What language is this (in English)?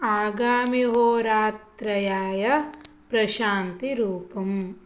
Sanskrit